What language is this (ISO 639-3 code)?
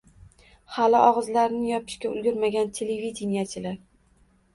uzb